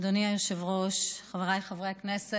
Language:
Hebrew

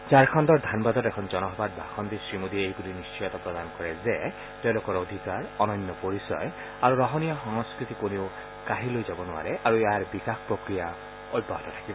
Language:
Assamese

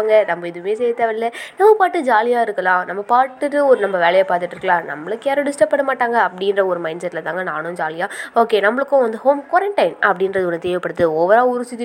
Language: Tamil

